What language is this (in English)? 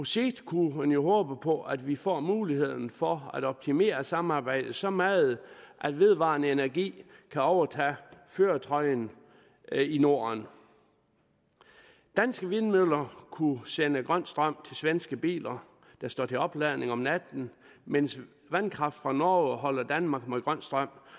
Danish